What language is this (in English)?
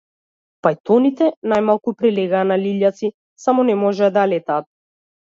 Macedonian